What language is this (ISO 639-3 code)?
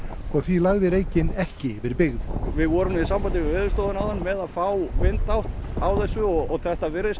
isl